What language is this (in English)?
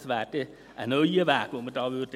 Swiss German